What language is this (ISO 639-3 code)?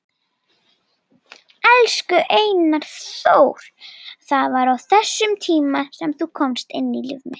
isl